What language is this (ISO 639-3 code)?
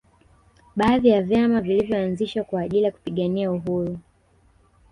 swa